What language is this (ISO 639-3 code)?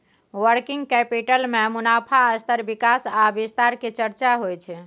mai